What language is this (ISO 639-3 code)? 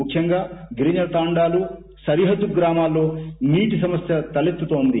tel